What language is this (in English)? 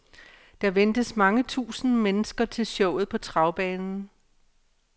Danish